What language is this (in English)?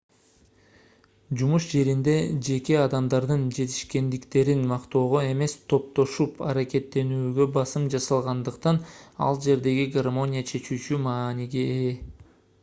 Kyrgyz